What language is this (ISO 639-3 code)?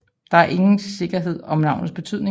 dan